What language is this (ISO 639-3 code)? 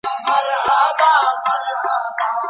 pus